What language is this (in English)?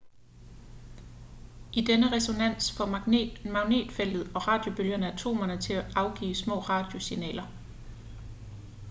Danish